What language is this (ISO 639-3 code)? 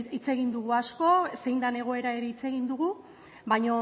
eus